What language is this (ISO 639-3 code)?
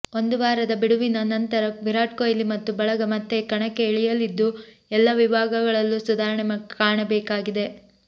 kan